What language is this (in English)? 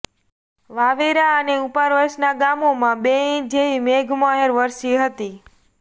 Gujarati